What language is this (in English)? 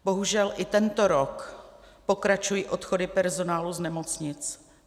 Czech